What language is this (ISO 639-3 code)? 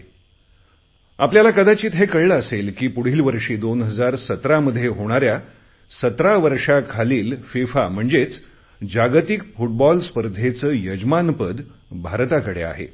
mar